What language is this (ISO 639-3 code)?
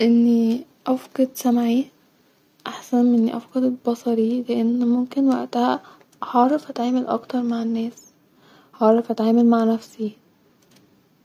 arz